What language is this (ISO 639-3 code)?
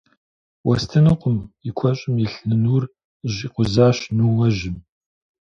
kbd